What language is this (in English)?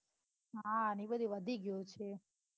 Gujarati